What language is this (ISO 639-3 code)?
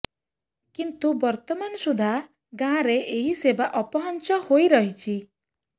ori